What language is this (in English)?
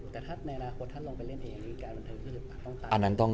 Thai